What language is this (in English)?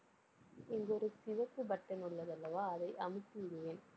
Tamil